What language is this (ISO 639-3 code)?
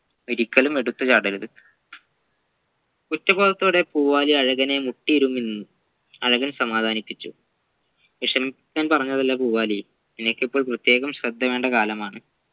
mal